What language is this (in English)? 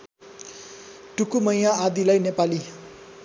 Nepali